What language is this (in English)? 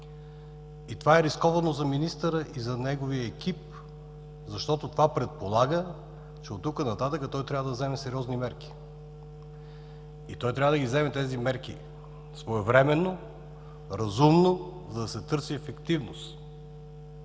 Bulgarian